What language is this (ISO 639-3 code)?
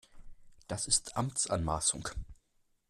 deu